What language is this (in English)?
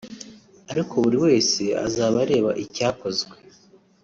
Kinyarwanda